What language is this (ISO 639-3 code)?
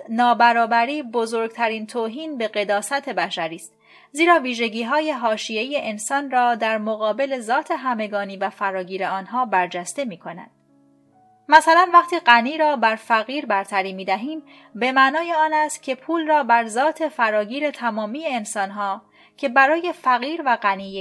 fas